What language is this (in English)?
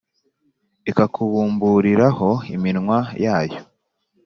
Kinyarwanda